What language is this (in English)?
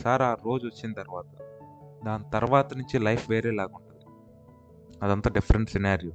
Telugu